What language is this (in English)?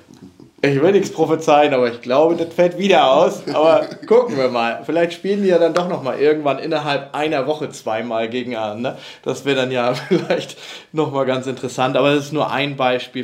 German